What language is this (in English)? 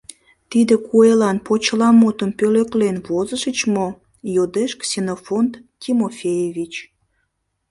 Mari